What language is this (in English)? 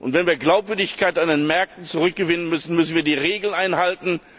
German